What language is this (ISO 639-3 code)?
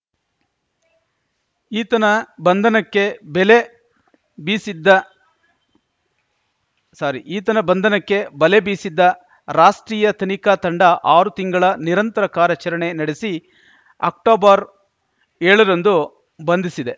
kan